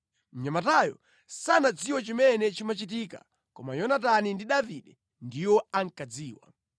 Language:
Nyanja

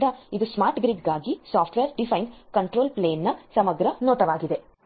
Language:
Kannada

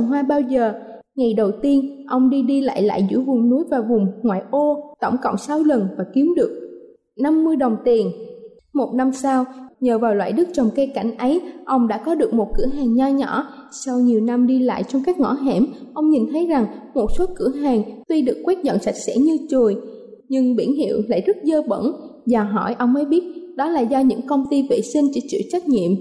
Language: Vietnamese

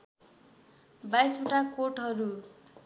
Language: Nepali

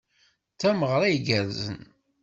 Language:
Kabyle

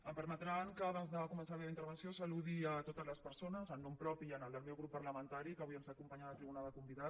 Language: Catalan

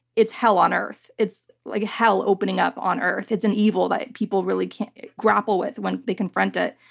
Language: English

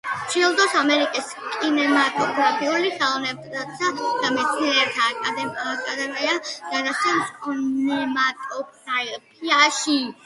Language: Georgian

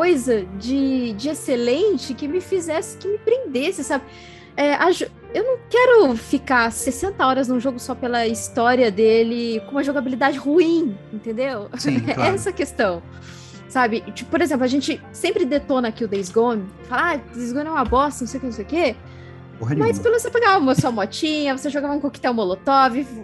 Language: Portuguese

